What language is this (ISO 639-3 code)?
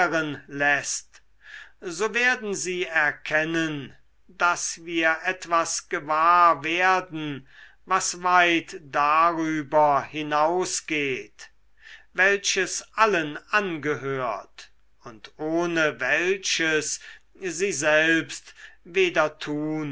deu